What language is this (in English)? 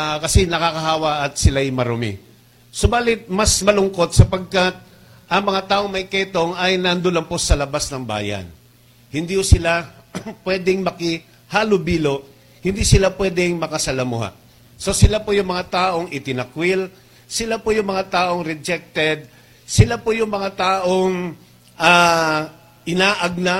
Filipino